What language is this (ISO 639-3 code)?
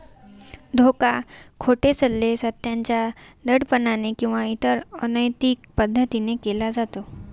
mar